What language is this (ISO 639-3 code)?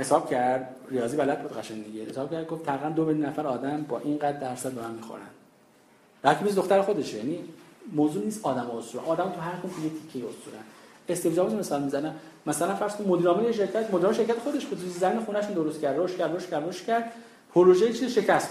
fas